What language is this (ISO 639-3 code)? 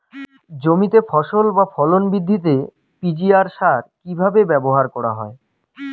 ben